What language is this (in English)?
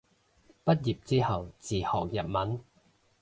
Cantonese